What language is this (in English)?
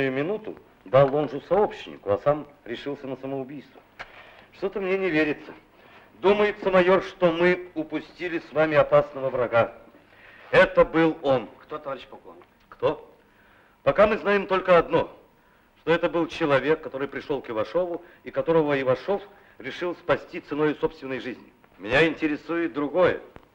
Russian